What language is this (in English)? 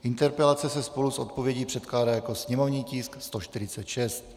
Czech